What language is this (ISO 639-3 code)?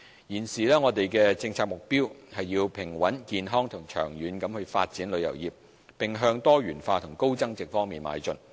yue